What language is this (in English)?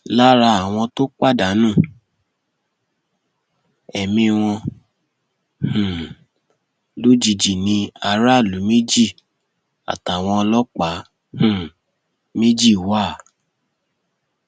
Yoruba